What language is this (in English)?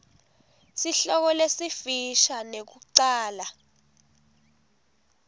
Swati